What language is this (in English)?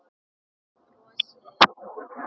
Icelandic